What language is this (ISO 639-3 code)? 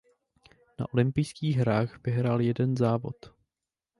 ces